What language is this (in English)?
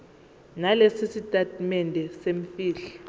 Zulu